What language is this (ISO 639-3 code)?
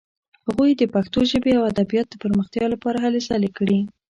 pus